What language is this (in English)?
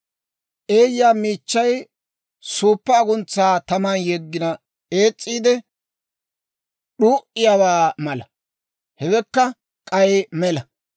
Dawro